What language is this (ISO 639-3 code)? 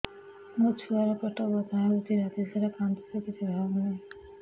ori